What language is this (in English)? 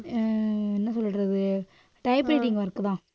Tamil